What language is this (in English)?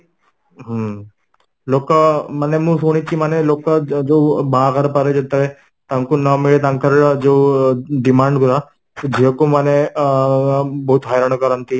Odia